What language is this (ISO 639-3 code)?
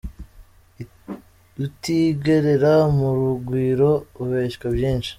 kin